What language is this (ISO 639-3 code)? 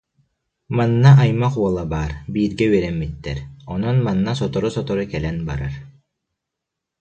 sah